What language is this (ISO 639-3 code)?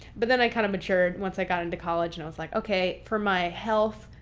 eng